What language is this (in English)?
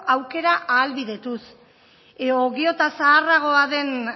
Basque